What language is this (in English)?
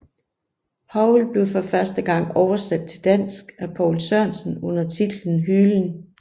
Danish